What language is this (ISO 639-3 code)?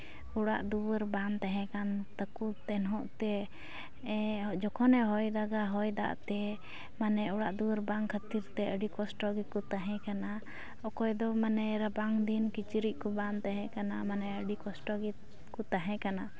sat